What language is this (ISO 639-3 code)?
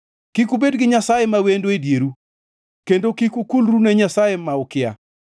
luo